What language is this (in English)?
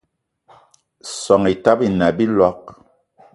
Eton (Cameroon)